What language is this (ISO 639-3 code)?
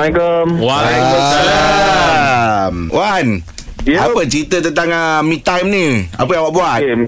msa